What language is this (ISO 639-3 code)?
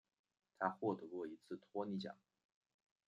zho